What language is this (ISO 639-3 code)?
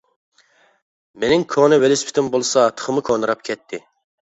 uig